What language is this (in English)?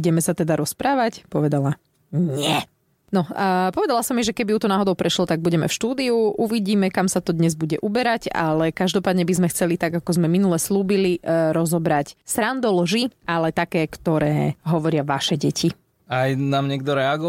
Slovak